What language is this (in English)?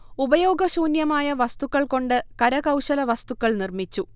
Malayalam